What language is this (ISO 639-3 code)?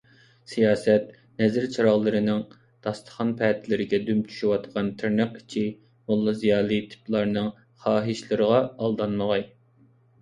uig